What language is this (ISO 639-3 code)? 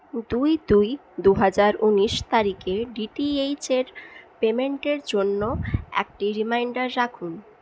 ben